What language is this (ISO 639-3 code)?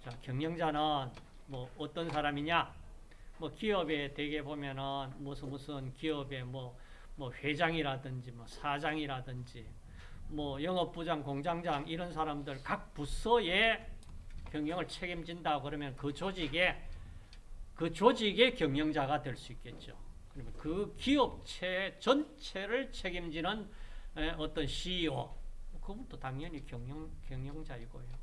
kor